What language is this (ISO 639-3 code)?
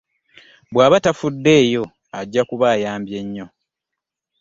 lug